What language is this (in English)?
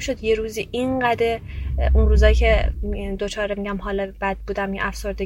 Persian